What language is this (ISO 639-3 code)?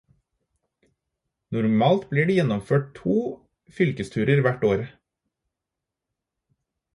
nob